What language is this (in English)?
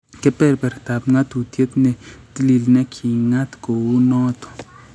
Kalenjin